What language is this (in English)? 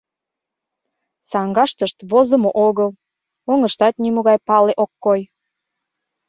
Mari